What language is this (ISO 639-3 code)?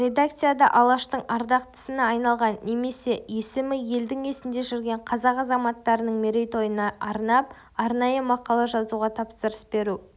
kaz